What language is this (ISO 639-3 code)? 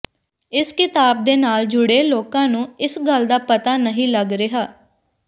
pan